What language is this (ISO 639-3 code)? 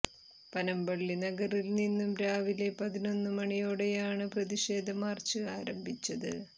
mal